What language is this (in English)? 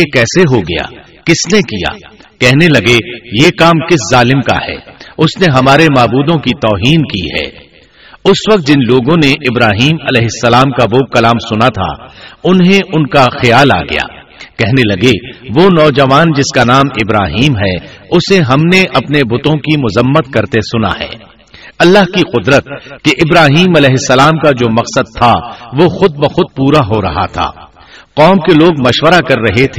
Urdu